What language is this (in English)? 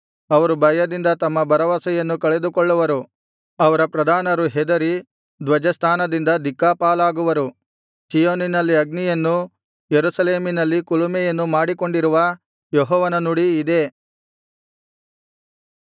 Kannada